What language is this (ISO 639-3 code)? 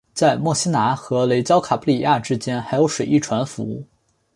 zho